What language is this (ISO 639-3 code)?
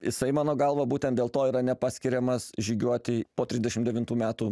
lit